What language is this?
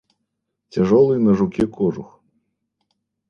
Russian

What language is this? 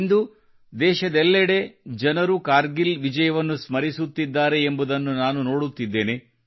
Kannada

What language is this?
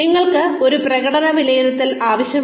Malayalam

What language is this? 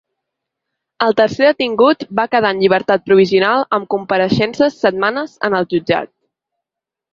Catalan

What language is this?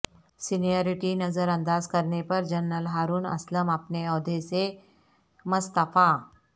Urdu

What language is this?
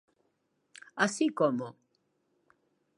Galician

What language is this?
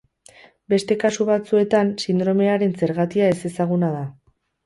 Basque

